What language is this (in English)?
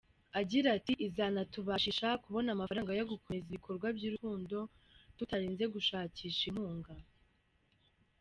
Kinyarwanda